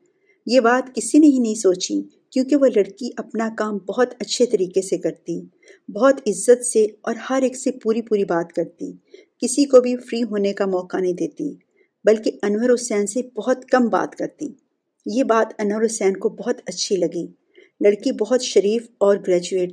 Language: Urdu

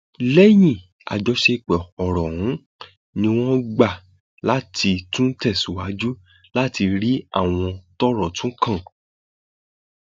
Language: Yoruba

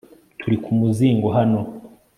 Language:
Kinyarwanda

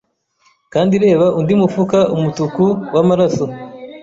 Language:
Kinyarwanda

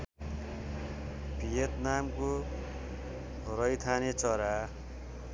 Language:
Nepali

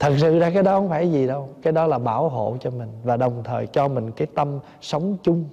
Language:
Vietnamese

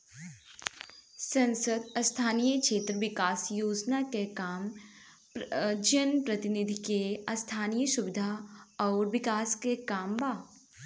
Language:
Bhojpuri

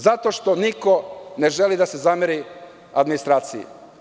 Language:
Serbian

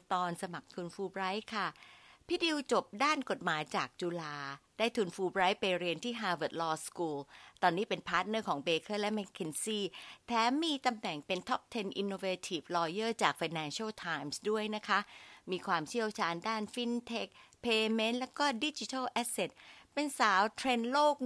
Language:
Thai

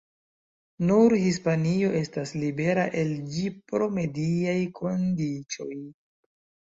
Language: Esperanto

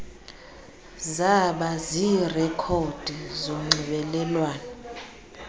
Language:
Xhosa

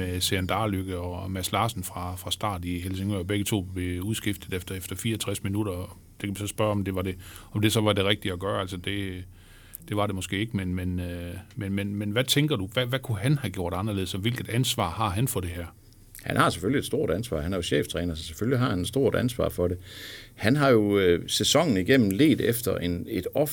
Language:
Danish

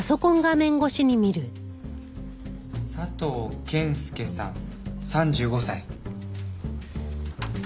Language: Japanese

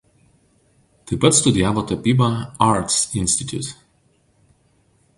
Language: Lithuanian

